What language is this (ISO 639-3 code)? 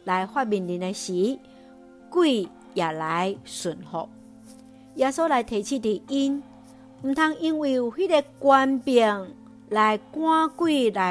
zho